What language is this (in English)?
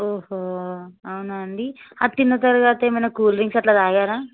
Telugu